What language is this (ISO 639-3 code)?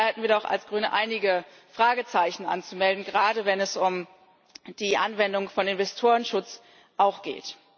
deu